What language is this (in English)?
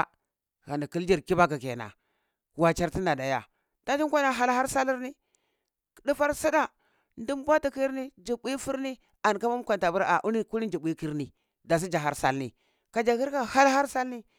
Cibak